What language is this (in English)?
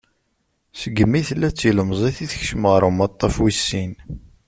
Kabyle